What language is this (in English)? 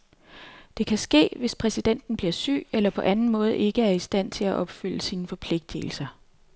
Danish